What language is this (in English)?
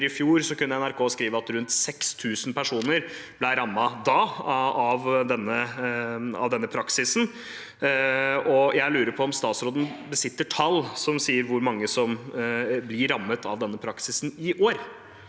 Norwegian